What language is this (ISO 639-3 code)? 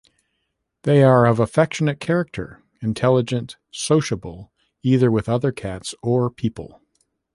eng